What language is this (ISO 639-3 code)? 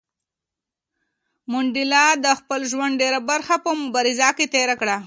pus